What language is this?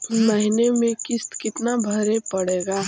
Magahi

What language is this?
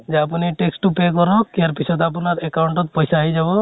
Assamese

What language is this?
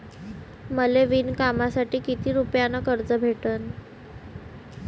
Marathi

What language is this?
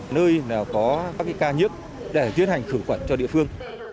Vietnamese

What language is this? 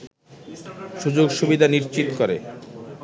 Bangla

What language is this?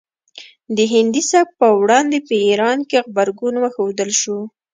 Pashto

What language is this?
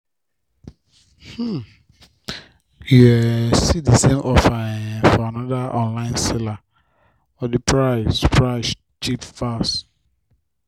Nigerian Pidgin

